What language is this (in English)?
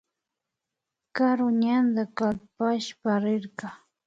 Imbabura Highland Quichua